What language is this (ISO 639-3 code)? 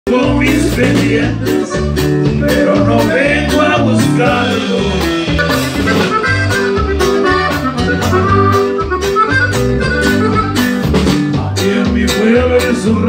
ron